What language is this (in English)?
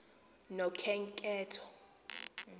Xhosa